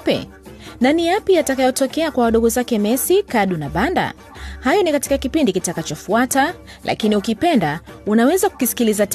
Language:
Swahili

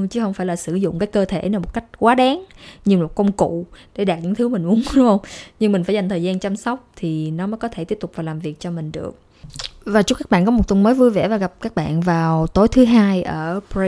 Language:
Vietnamese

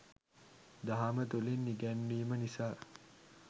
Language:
Sinhala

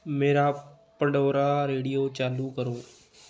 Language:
Punjabi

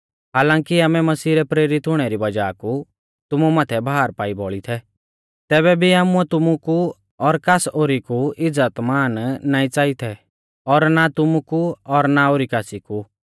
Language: Mahasu Pahari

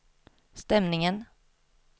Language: Swedish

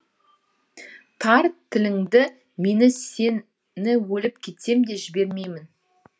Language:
Kazakh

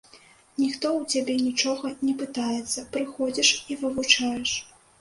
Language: Belarusian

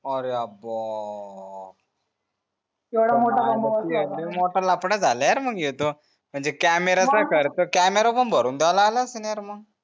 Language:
Marathi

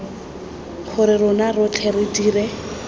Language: Tswana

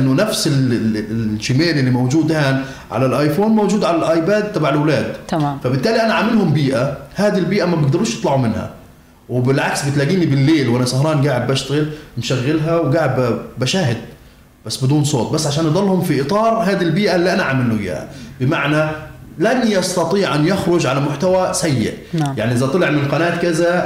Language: Arabic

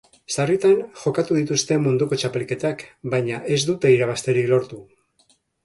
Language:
Basque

